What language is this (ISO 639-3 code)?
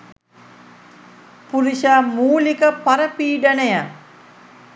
sin